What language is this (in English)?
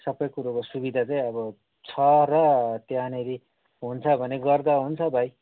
Nepali